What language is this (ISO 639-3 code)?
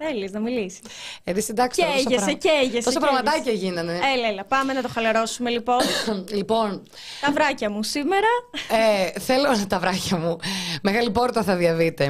ell